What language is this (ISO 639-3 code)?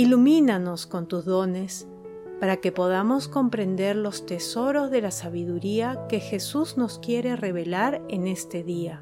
spa